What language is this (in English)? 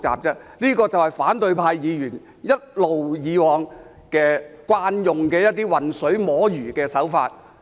Cantonese